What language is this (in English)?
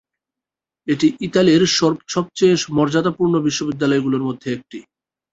Bangla